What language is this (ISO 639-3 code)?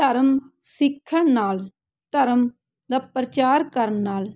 pan